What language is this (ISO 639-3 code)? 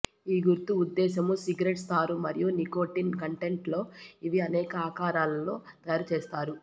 tel